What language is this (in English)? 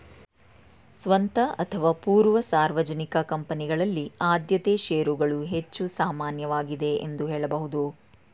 Kannada